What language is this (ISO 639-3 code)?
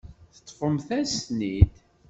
kab